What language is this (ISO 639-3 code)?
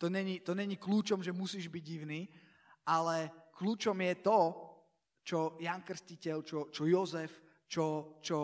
slk